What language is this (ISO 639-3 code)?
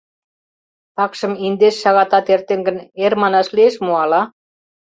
chm